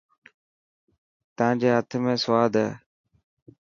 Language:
Dhatki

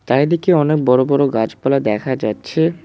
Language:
Bangla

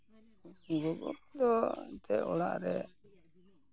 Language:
Santali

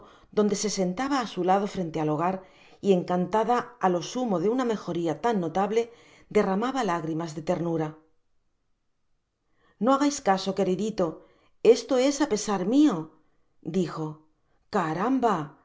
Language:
Spanish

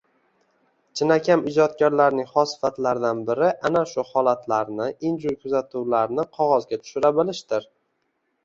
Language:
Uzbek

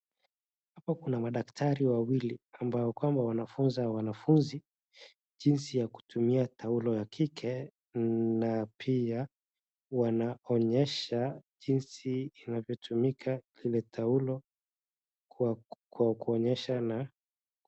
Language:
Swahili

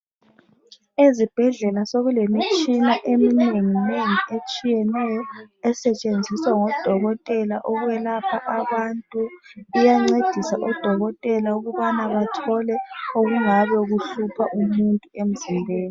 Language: North Ndebele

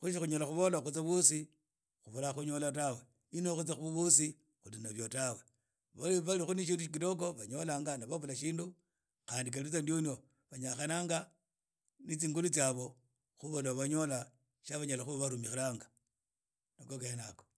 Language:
Idakho-Isukha-Tiriki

